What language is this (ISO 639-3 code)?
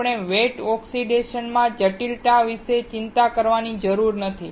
guj